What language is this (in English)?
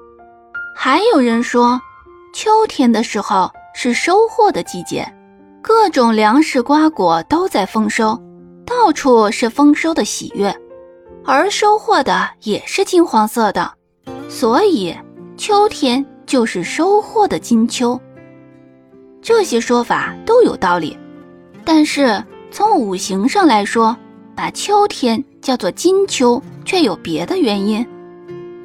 Chinese